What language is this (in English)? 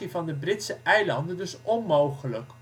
Dutch